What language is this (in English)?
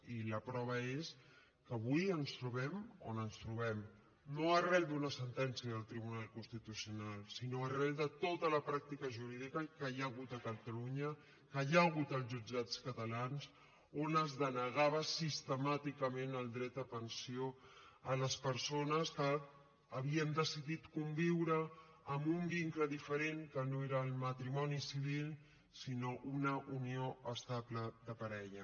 Catalan